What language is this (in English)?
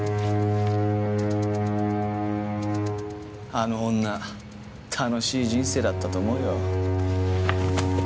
Japanese